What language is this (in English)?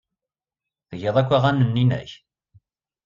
Kabyle